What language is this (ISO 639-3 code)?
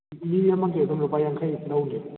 mni